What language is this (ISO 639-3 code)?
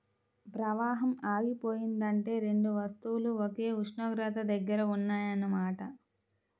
tel